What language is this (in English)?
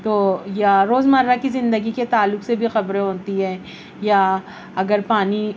Urdu